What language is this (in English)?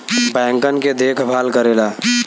Bhojpuri